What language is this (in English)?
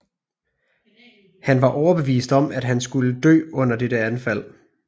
Danish